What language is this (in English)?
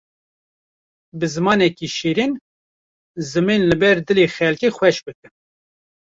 Kurdish